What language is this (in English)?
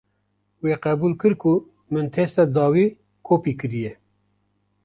Kurdish